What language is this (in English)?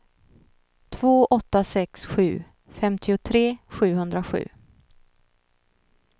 Swedish